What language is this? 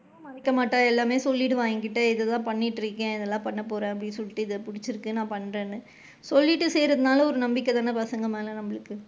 Tamil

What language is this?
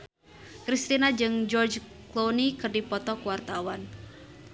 Sundanese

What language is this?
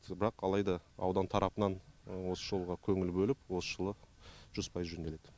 Kazakh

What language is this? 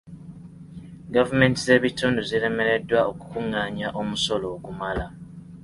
Ganda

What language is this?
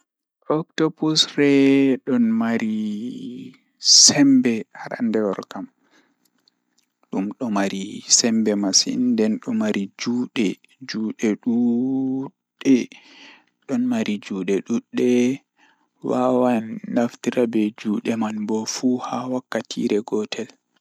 Fula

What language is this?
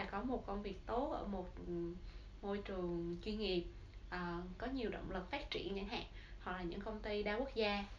Vietnamese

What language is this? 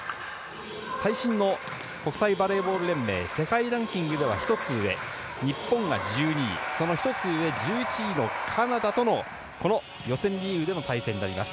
Japanese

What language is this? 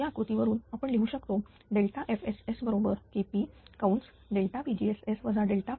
Marathi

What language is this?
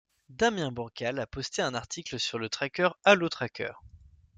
French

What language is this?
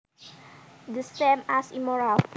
Javanese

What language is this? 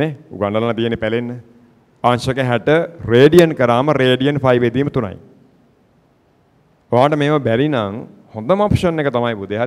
Danish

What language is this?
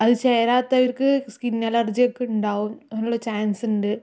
Malayalam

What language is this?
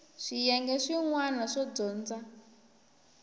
Tsonga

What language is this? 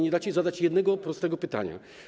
Polish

